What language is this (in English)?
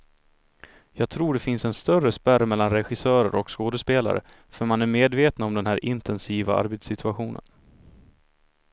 Swedish